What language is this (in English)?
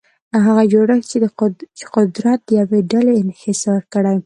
Pashto